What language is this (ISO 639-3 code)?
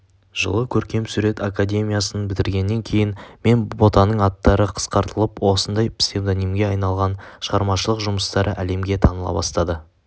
kaz